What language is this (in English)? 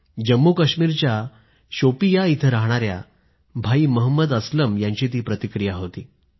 Marathi